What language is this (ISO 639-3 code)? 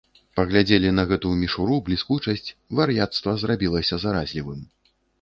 bel